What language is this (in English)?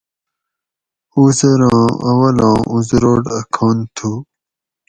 Gawri